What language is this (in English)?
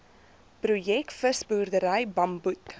Afrikaans